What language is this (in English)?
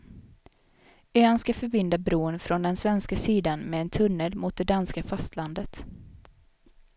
Swedish